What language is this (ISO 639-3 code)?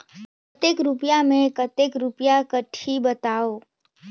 hne